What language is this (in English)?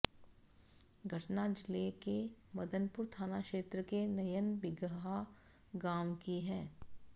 Hindi